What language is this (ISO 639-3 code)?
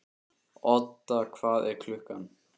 isl